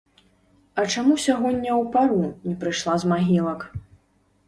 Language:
Belarusian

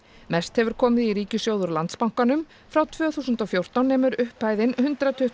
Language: Icelandic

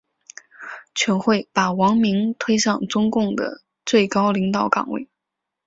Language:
Chinese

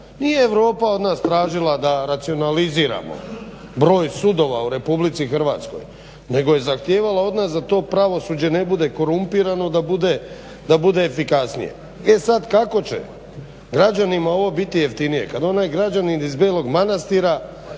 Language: Croatian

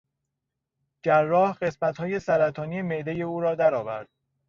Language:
Persian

